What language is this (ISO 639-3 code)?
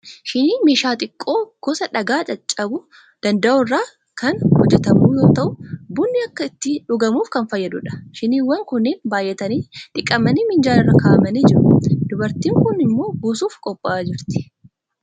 orm